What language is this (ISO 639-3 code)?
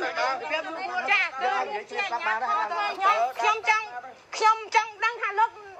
vie